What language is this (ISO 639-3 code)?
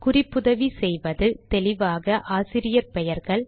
tam